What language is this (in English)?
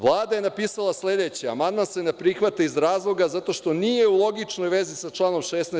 Serbian